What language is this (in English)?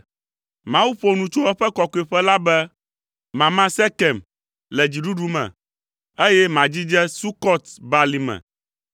Ewe